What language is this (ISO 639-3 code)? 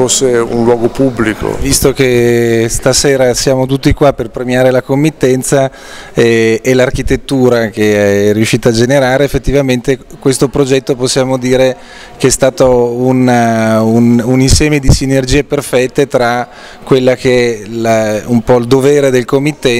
ita